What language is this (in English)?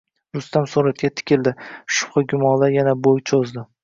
Uzbek